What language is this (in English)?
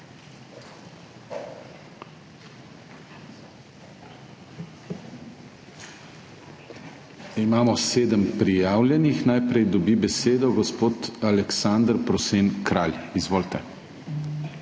Slovenian